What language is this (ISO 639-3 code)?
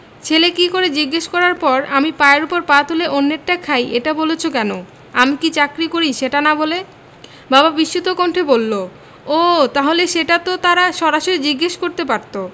ben